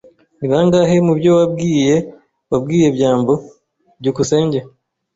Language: Kinyarwanda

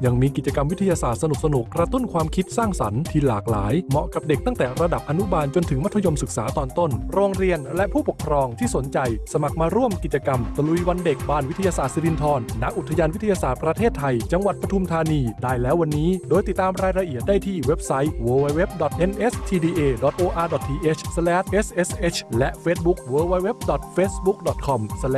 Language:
Thai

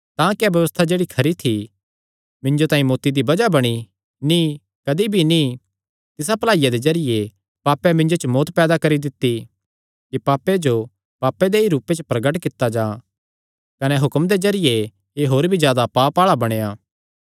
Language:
Kangri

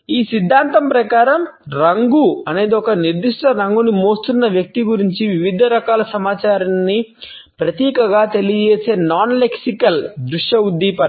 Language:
Telugu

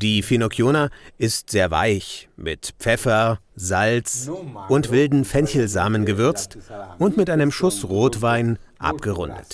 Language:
German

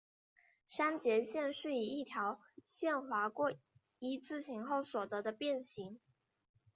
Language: Chinese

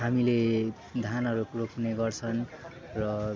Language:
Nepali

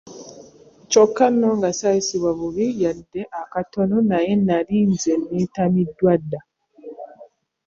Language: Ganda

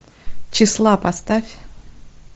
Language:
Russian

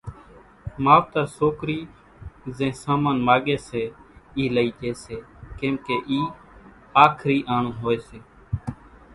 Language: Kachi Koli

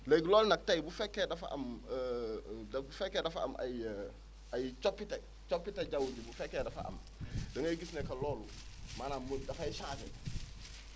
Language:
Wolof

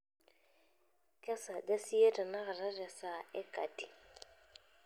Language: Masai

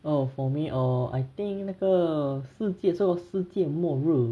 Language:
English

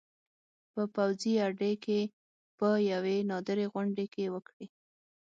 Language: Pashto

